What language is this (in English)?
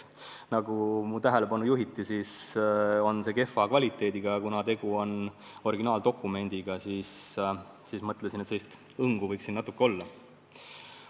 Estonian